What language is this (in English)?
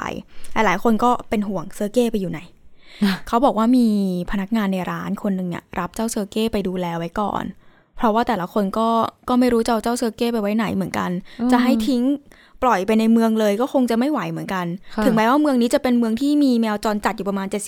Thai